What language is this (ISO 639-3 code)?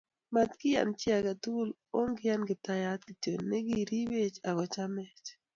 kln